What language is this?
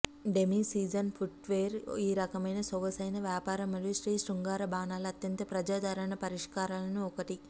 Telugu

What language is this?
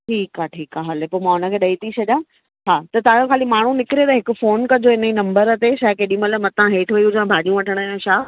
Sindhi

